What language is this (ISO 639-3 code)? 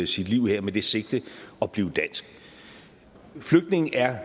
dan